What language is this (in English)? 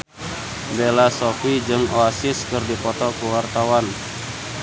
Sundanese